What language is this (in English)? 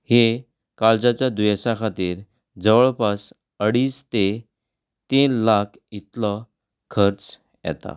Konkani